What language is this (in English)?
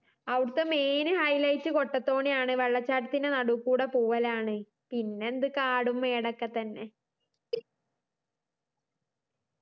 Malayalam